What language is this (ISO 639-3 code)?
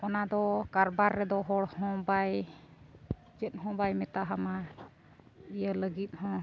sat